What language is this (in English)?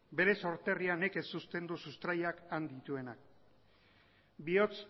Basque